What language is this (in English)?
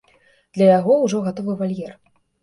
Belarusian